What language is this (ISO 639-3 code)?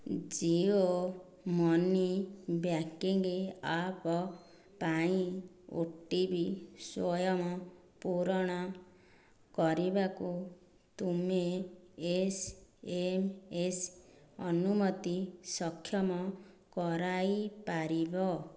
ori